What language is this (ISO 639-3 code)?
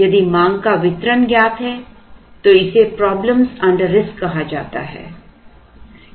hin